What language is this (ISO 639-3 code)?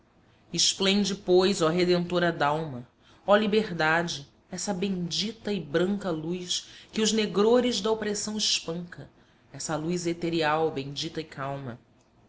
por